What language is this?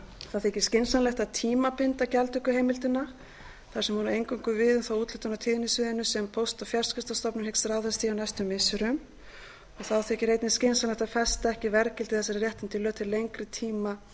Icelandic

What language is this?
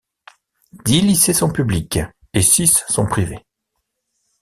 French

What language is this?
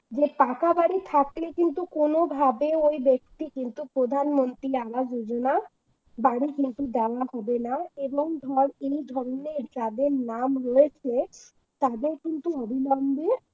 Bangla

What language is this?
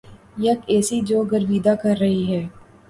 Urdu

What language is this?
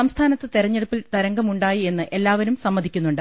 Malayalam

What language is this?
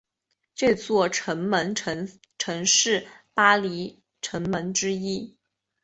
Chinese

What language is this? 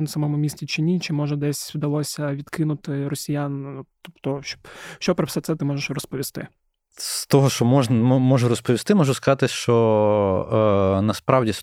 Ukrainian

